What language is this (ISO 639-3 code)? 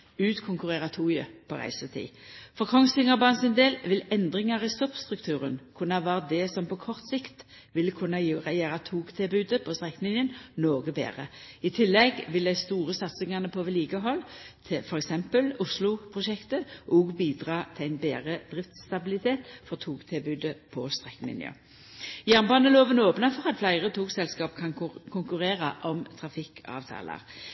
nno